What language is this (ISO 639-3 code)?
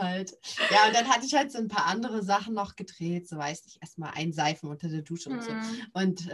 deu